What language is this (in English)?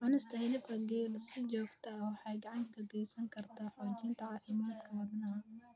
Somali